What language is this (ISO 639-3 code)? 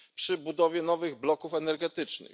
pol